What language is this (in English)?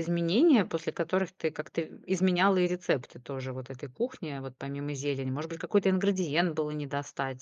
Russian